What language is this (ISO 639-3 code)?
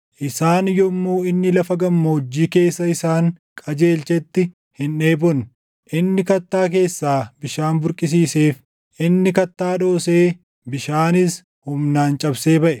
orm